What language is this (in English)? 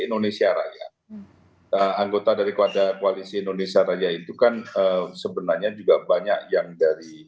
Indonesian